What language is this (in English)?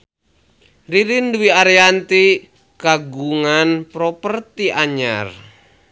Sundanese